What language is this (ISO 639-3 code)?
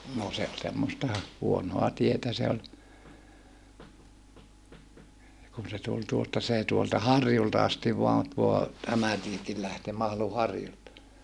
fin